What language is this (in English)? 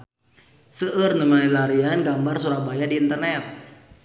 Sundanese